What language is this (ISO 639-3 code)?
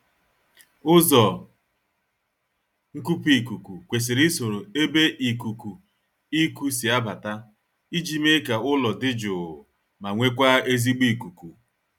ibo